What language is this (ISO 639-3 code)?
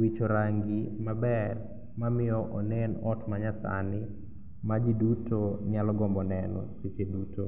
luo